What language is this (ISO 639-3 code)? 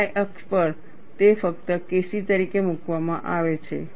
guj